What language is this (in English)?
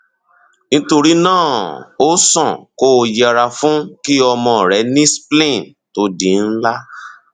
Yoruba